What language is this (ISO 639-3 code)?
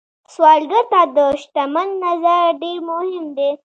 pus